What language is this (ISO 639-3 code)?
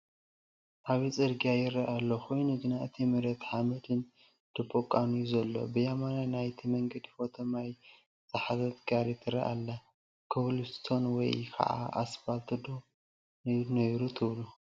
tir